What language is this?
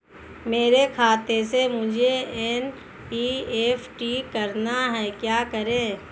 Hindi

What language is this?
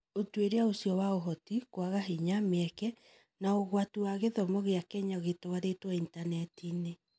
Kikuyu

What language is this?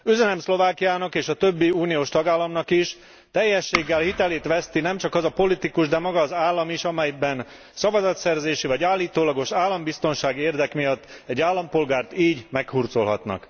Hungarian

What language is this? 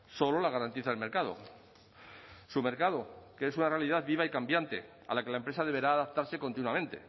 Spanish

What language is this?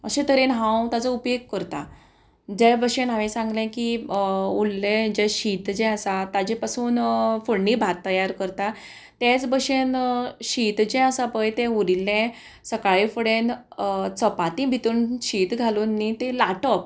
Konkani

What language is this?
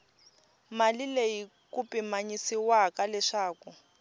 Tsonga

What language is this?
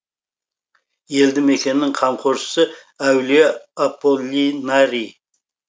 Kazakh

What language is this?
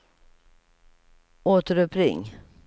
Swedish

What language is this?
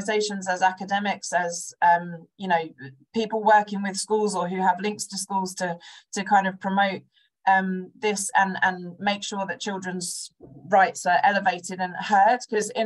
English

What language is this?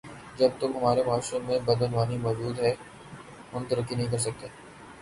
Urdu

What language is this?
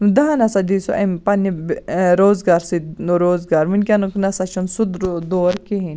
Kashmiri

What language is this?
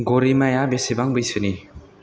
Bodo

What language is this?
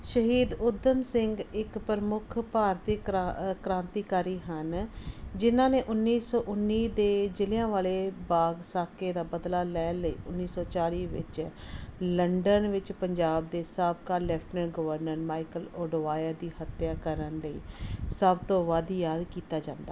Punjabi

